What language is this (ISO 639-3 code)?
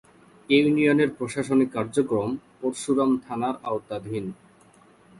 ben